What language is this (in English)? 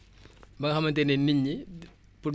Wolof